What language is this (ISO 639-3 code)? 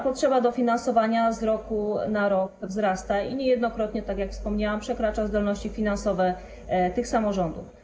pol